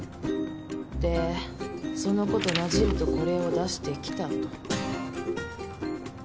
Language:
Japanese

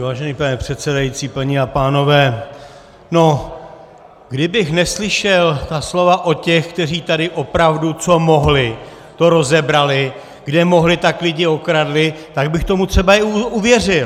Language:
Czech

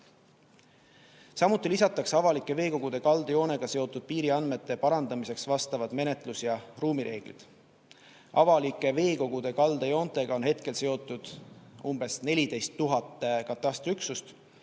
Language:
Estonian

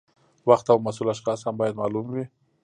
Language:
Pashto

